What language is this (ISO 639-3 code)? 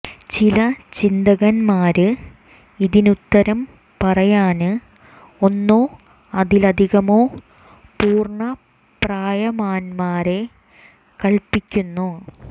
mal